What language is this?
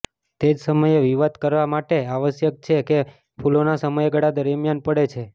Gujarati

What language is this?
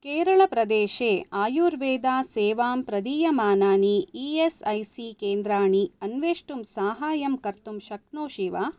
Sanskrit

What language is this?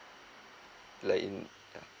English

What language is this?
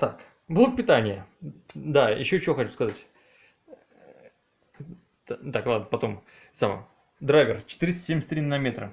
Russian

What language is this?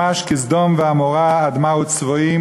Hebrew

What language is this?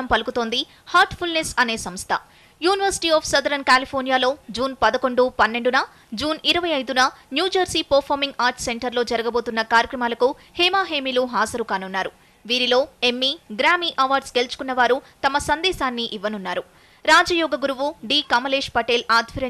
Telugu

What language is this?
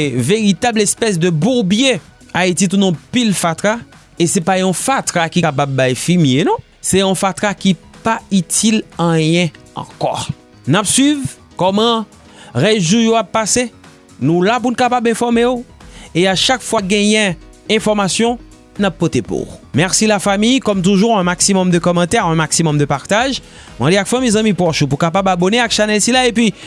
French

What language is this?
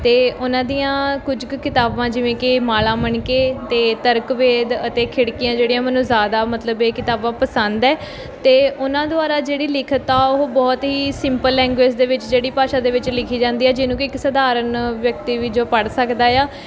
Punjabi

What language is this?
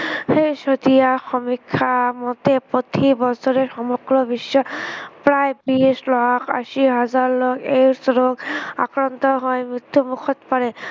Assamese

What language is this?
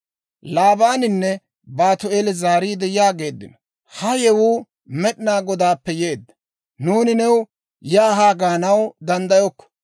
Dawro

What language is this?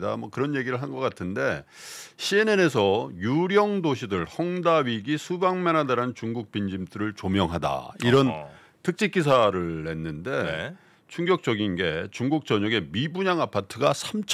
Korean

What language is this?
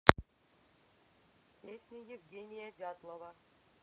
Russian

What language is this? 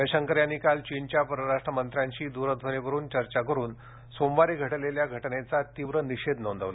Marathi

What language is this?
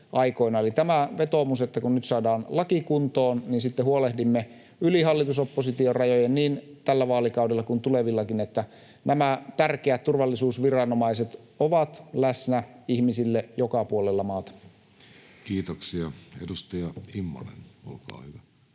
Finnish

